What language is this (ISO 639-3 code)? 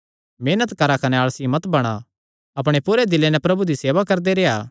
xnr